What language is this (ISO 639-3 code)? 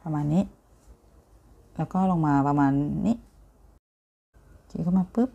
tha